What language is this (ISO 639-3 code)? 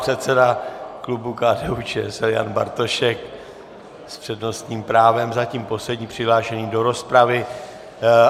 ces